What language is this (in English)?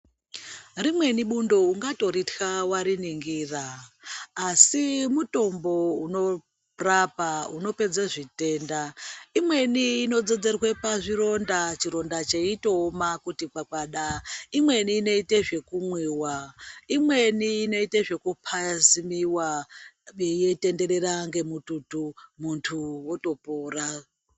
Ndau